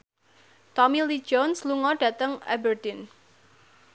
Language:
Javanese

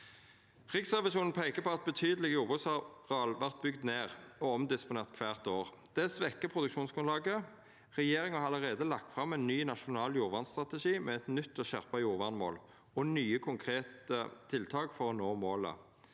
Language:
Norwegian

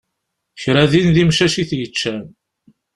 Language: Kabyle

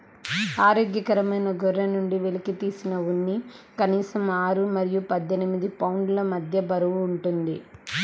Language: Telugu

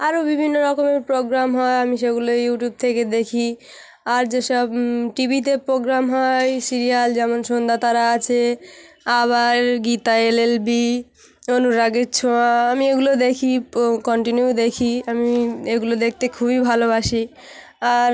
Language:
Bangla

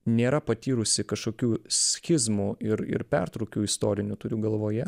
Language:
Lithuanian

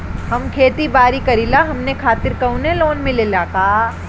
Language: Bhojpuri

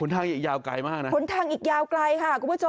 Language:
Thai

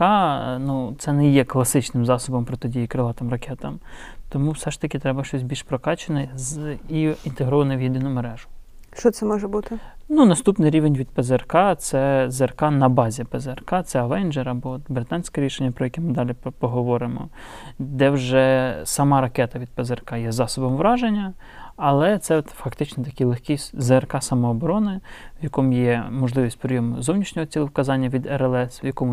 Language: Ukrainian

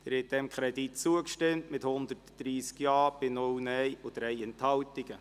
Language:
Swiss German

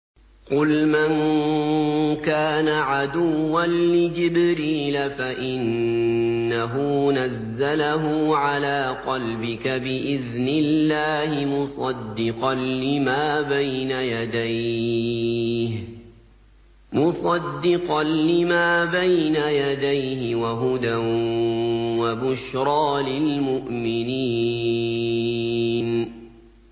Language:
Arabic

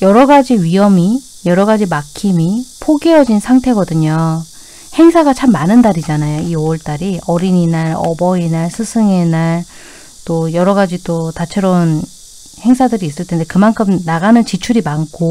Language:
Korean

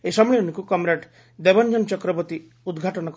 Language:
Odia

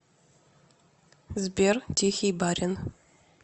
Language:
Russian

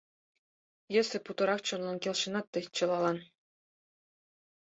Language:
Mari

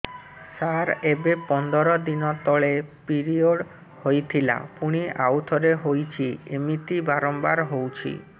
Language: Odia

